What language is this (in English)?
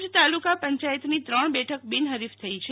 Gujarati